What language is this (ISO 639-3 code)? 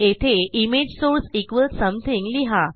mar